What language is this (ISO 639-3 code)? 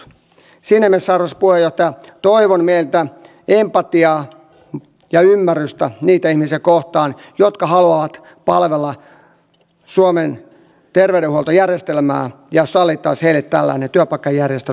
fin